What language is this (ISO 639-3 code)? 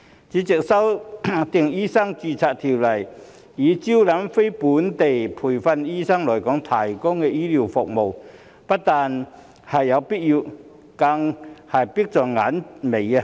yue